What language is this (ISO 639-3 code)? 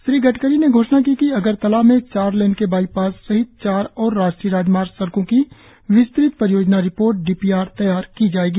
hin